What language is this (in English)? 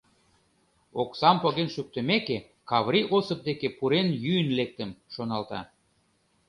Mari